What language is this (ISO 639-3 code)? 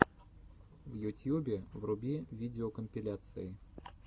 rus